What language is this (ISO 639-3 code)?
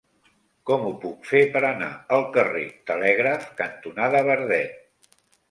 cat